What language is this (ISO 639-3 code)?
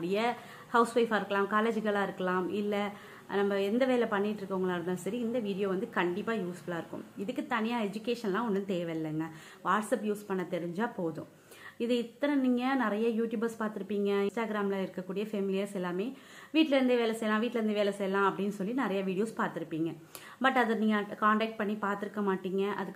tam